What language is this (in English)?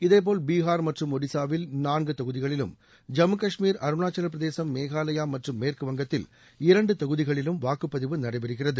Tamil